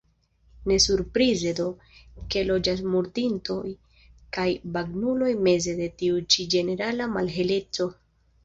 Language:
Esperanto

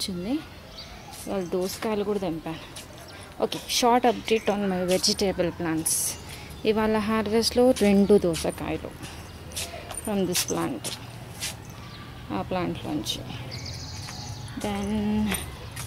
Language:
English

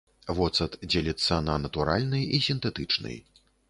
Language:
Belarusian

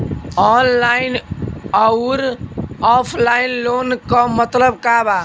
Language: Bhojpuri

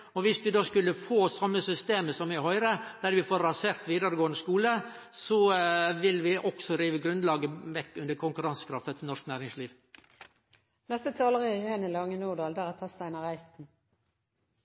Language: Norwegian Nynorsk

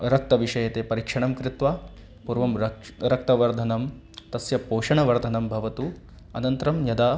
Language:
Sanskrit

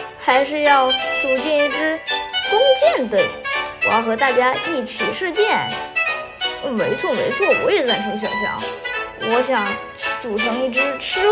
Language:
Chinese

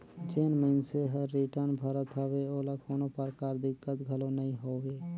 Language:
Chhattisgarhi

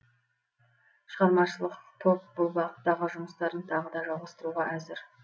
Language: Kazakh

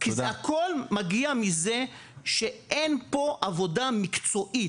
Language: Hebrew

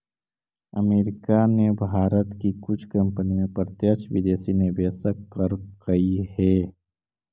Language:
Magahi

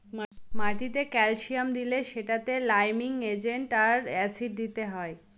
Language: Bangla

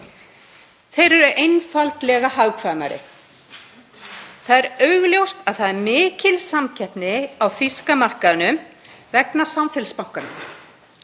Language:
Icelandic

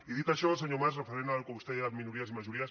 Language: Catalan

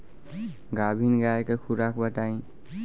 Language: Bhojpuri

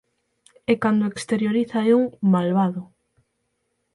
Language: Galician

